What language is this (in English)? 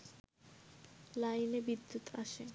Bangla